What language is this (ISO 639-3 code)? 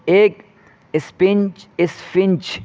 urd